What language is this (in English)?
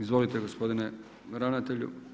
Croatian